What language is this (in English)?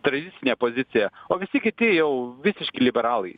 Lithuanian